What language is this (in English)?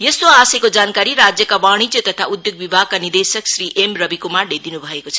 Nepali